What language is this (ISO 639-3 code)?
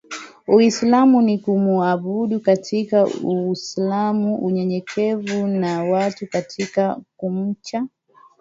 swa